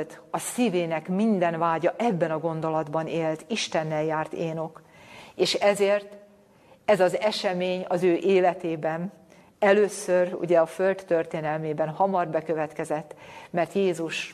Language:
Hungarian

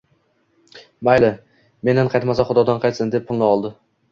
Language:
Uzbek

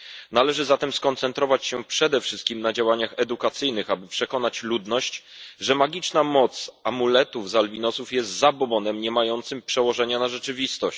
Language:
Polish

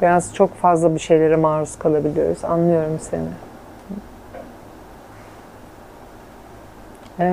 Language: Turkish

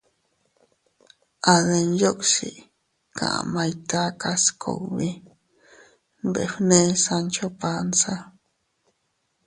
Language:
Teutila Cuicatec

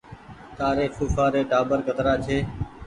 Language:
Goaria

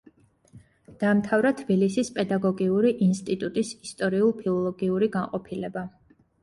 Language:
Georgian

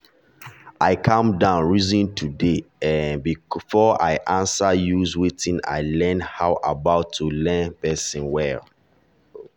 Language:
Nigerian Pidgin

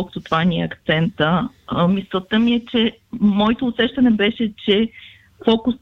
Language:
Bulgarian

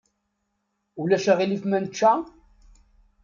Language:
Kabyle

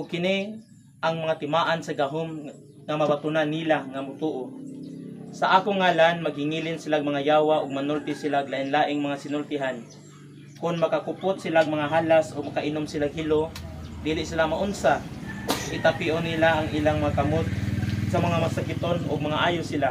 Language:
Filipino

